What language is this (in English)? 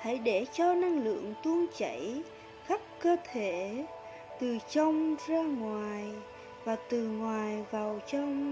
Vietnamese